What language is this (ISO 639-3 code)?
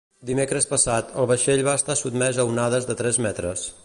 cat